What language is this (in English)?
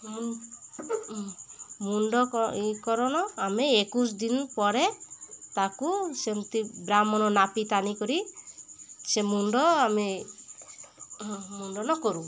Odia